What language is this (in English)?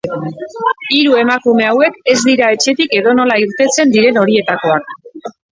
Basque